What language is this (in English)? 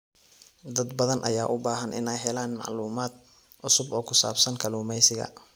Somali